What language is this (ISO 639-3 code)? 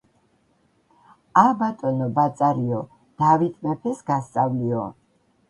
kat